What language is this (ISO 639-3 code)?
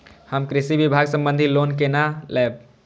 mai